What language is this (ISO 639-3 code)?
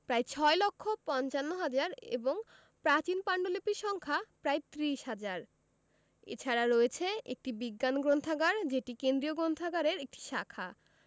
ben